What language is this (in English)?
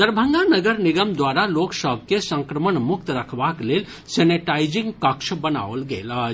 Maithili